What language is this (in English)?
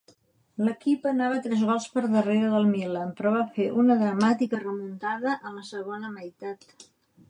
Catalan